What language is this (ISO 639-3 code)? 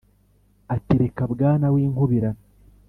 kin